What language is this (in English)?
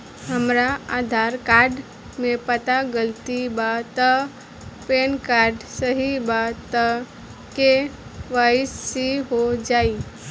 Bhojpuri